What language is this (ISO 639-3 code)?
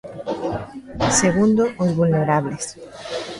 glg